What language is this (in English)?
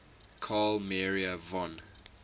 English